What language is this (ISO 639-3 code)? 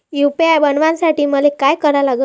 mar